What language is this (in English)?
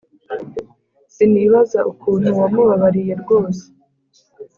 Kinyarwanda